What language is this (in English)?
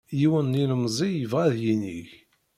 Kabyle